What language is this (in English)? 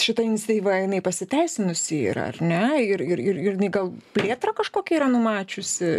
Lithuanian